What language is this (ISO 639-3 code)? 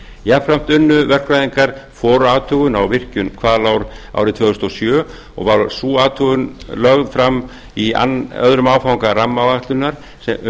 isl